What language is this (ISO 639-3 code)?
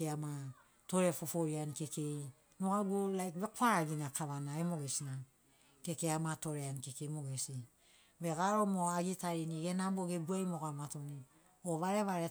snc